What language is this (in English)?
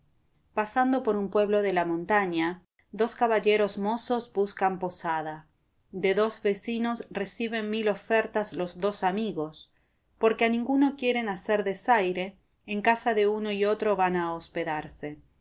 Spanish